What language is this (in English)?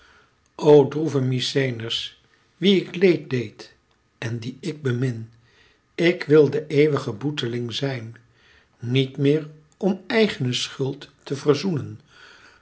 Dutch